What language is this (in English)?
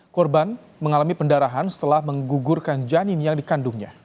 Indonesian